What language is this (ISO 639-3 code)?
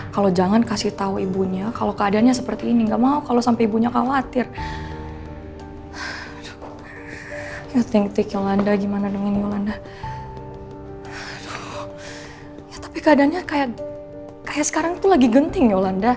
ind